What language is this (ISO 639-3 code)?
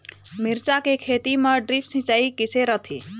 hne